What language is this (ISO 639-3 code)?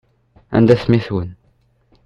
kab